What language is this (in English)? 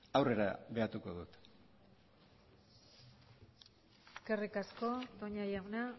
Basque